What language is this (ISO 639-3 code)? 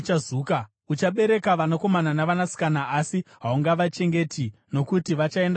sna